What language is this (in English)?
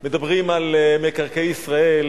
Hebrew